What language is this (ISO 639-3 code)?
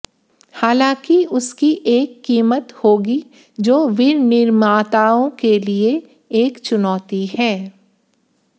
hin